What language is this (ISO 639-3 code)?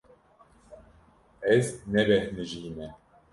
kur